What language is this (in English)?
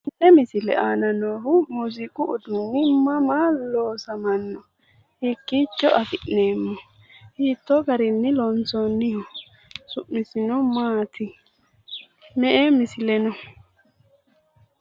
Sidamo